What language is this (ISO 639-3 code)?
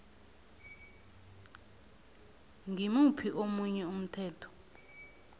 nbl